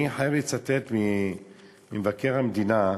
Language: Hebrew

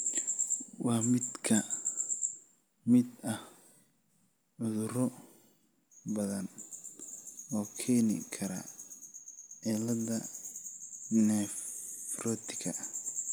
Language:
Somali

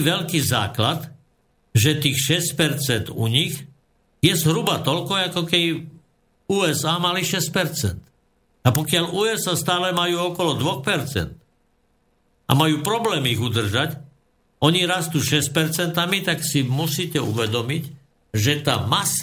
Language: Slovak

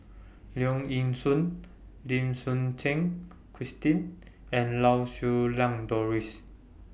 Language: English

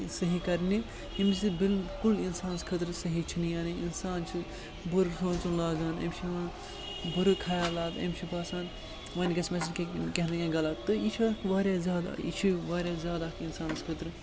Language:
Kashmiri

